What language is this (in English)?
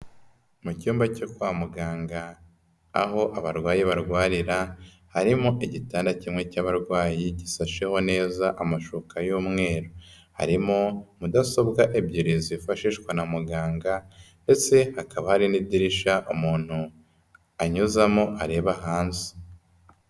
Kinyarwanda